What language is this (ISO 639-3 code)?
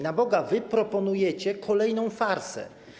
pol